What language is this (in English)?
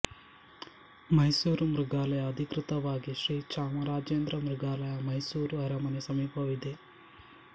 Kannada